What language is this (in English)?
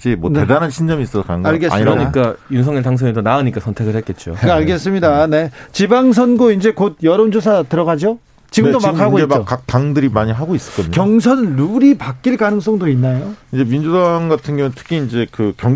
Korean